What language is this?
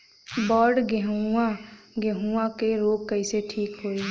Bhojpuri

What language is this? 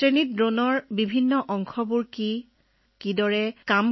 Assamese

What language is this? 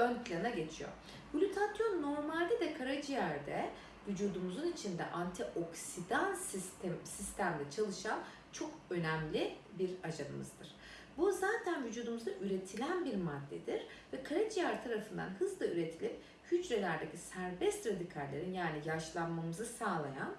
Turkish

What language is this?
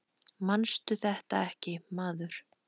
Icelandic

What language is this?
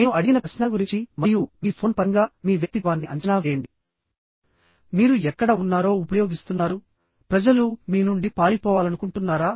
Telugu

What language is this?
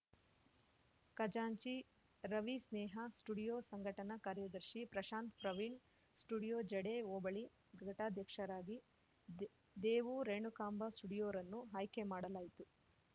Kannada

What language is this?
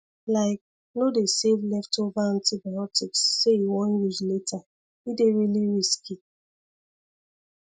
Nigerian Pidgin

